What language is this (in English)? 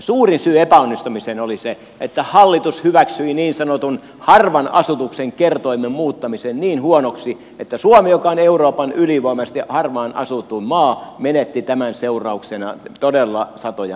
Finnish